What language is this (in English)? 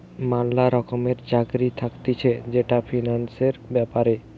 Bangla